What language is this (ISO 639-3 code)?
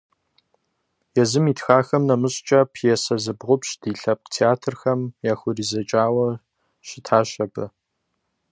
kbd